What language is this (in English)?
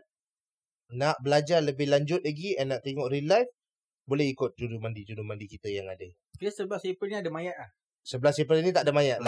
Malay